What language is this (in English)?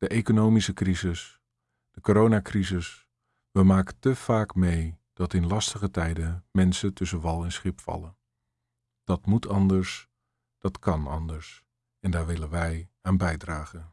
Dutch